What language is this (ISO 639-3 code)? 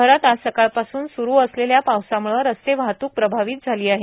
mar